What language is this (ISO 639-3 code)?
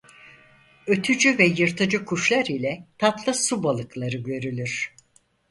tur